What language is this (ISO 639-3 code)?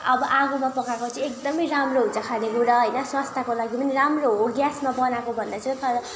nep